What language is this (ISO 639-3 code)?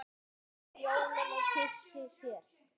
isl